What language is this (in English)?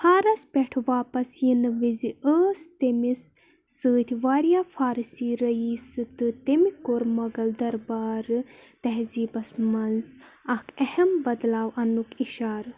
Kashmiri